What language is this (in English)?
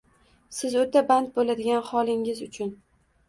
Uzbek